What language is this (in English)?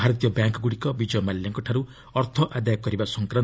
Odia